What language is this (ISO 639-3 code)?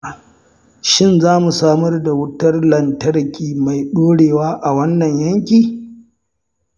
hau